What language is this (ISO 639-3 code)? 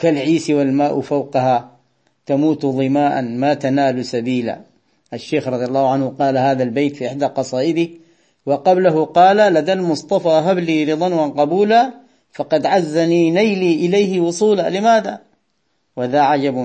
ara